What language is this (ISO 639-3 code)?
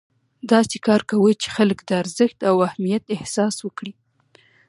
pus